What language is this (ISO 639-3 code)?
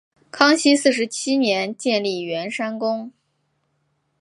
zho